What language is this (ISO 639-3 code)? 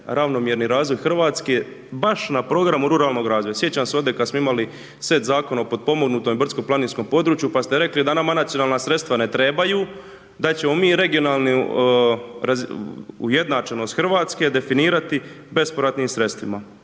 hrv